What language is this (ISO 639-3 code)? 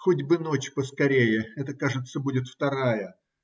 rus